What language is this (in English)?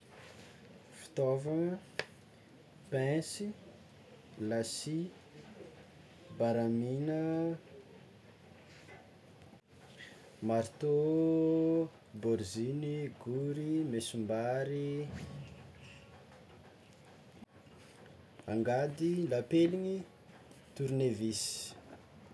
Tsimihety Malagasy